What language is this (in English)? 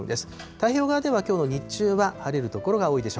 Japanese